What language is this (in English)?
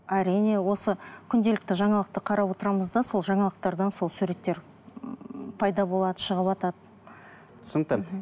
Kazakh